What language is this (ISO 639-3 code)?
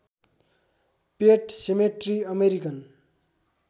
nep